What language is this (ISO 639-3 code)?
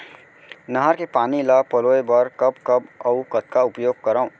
hne